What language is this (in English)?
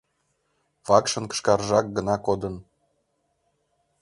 Mari